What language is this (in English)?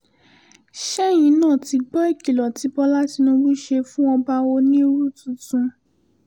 Yoruba